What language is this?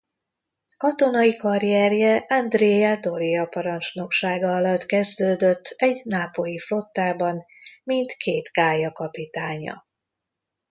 Hungarian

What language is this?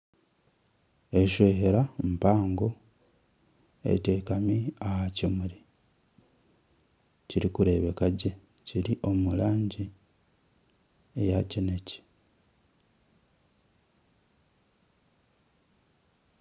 Nyankole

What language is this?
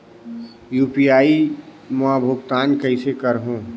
Chhattisgarhi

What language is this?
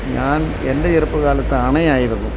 Malayalam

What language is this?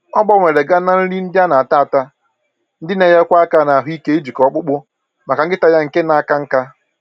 Igbo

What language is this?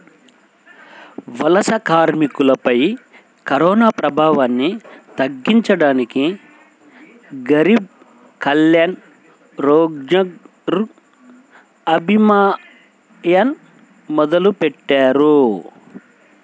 Telugu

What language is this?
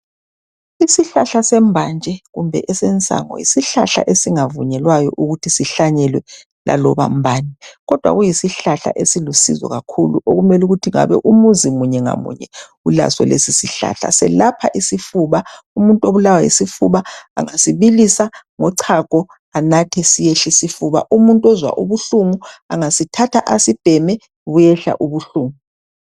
North Ndebele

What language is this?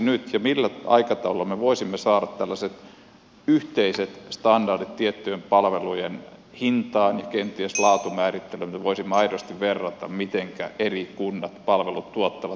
Finnish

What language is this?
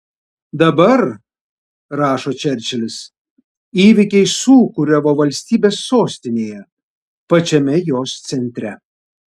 Lithuanian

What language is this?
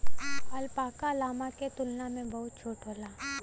Bhojpuri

